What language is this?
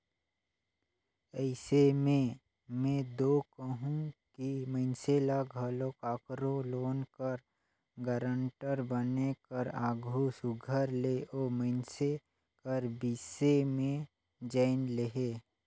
Chhattisgarhi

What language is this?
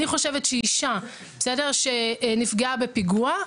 Hebrew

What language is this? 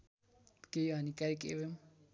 Nepali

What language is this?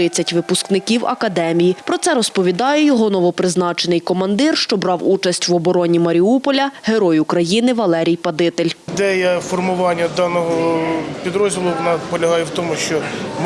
Ukrainian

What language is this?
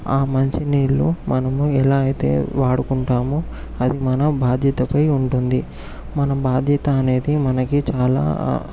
Telugu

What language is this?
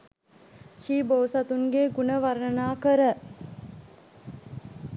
Sinhala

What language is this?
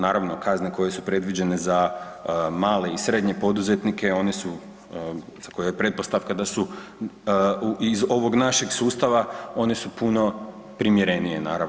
Croatian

